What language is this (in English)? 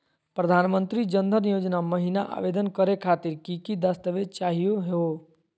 Magahi